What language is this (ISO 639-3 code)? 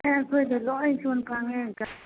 mni